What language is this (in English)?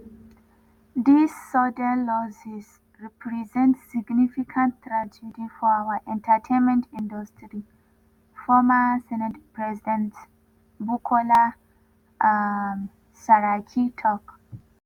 Nigerian Pidgin